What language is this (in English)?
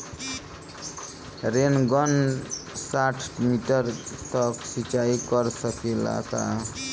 Bhojpuri